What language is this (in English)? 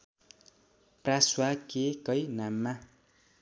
Nepali